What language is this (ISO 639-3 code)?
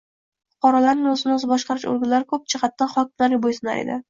uzb